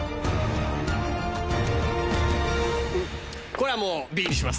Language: Japanese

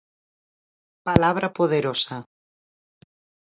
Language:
Galician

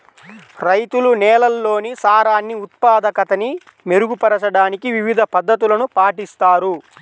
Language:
Telugu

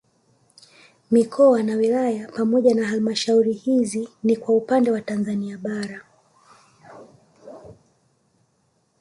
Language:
Swahili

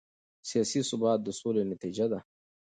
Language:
Pashto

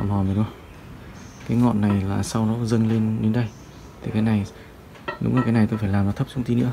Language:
Vietnamese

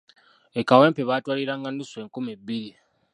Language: Ganda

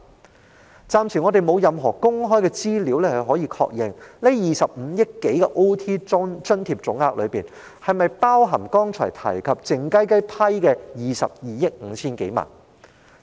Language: Cantonese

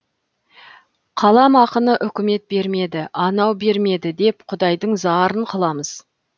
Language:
Kazakh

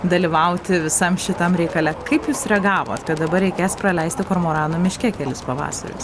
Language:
Lithuanian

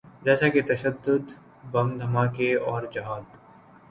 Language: Urdu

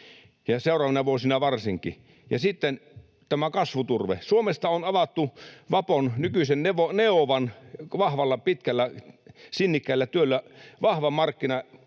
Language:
Finnish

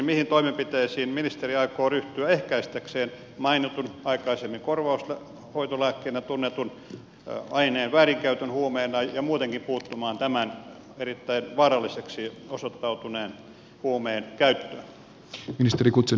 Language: Finnish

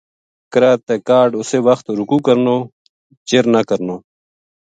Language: Gujari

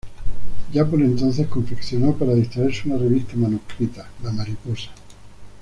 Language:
Spanish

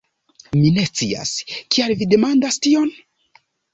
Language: Esperanto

